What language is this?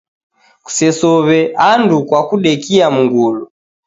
Taita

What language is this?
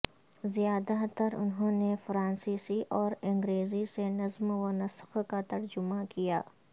Urdu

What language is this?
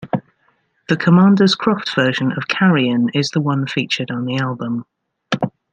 English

